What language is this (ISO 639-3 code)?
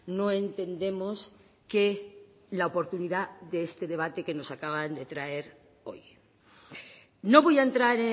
spa